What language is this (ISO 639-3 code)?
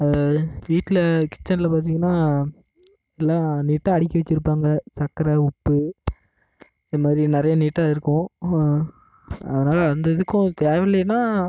tam